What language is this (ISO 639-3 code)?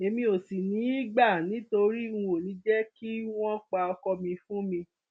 yor